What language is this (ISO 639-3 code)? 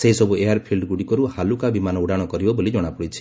ori